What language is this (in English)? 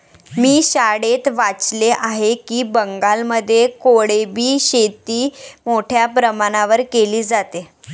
Marathi